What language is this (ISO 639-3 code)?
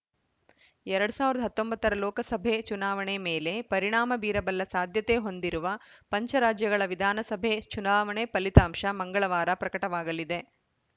kan